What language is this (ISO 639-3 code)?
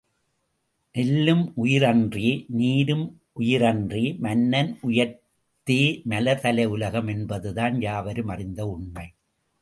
tam